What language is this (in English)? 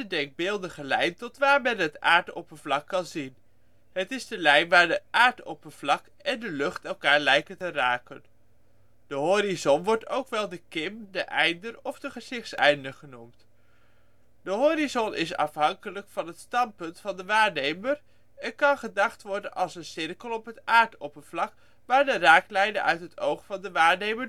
Dutch